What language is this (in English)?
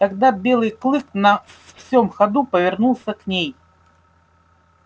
Russian